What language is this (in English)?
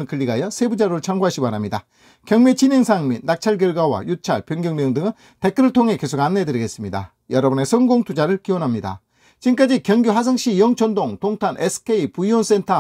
Korean